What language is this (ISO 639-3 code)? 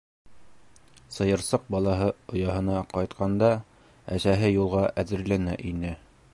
bak